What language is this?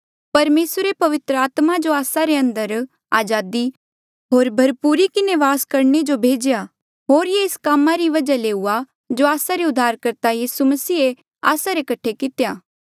Mandeali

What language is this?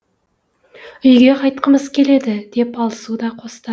Kazakh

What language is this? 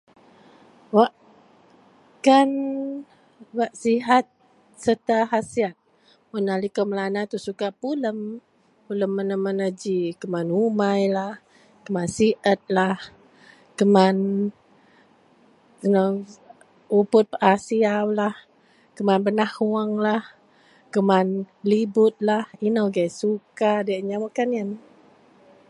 Central Melanau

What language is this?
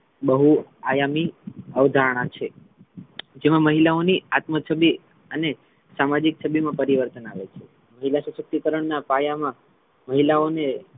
Gujarati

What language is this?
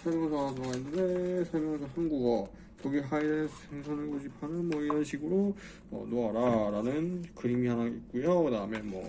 Korean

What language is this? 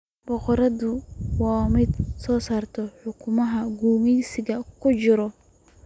Somali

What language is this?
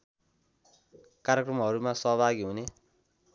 Nepali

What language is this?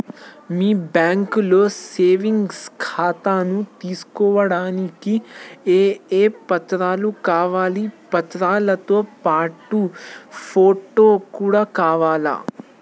Telugu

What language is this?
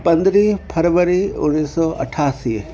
Sindhi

